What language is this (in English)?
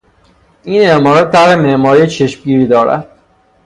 Persian